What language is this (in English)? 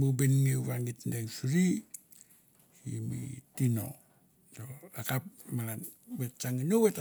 Mandara